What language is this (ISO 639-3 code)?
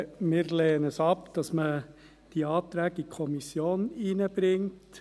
gsw